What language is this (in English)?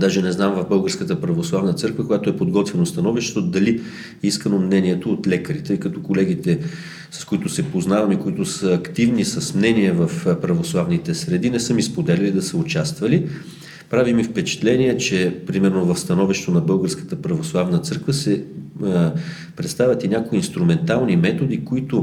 Bulgarian